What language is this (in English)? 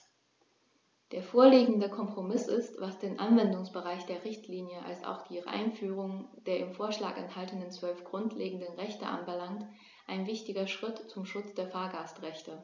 German